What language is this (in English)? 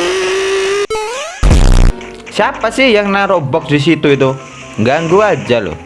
Indonesian